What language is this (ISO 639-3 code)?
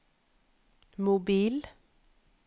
nor